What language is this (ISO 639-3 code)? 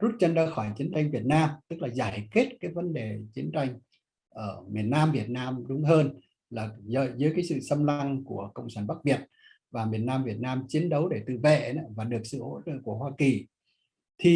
vie